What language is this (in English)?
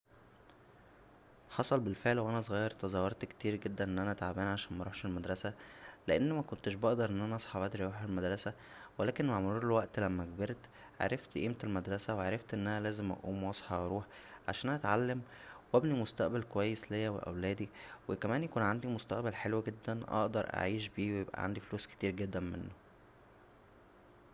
Egyptian Arabic